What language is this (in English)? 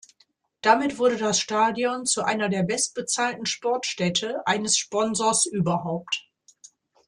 German